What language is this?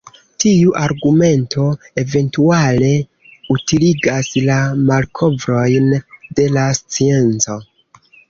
Esperanto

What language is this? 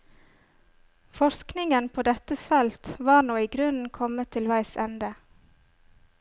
Norwegian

